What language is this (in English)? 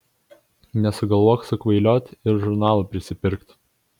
Lithuanian